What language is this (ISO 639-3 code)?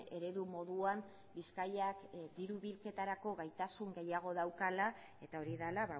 eus